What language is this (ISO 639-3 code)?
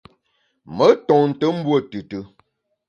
bax